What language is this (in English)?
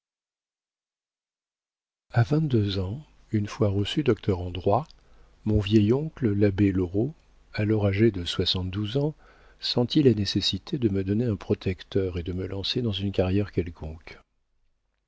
French